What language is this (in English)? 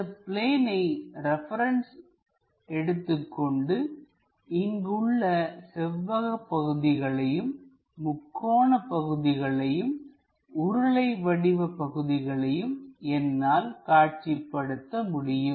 Tamil